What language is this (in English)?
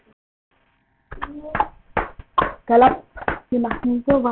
Icelandic